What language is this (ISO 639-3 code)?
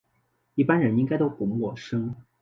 zho